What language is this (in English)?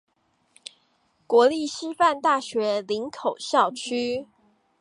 Chinese